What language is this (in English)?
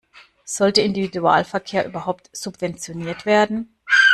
German